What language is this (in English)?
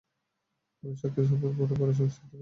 Bangla